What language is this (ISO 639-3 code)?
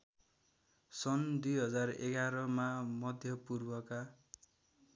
nep